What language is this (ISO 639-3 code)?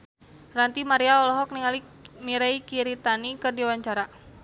sun